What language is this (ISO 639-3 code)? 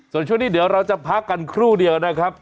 tha